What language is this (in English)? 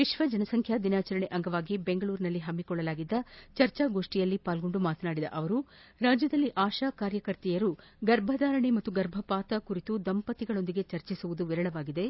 Kannada